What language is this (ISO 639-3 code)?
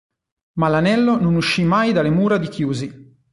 ita